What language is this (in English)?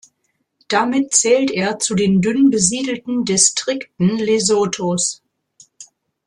German